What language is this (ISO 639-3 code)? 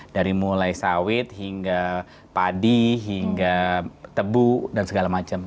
ind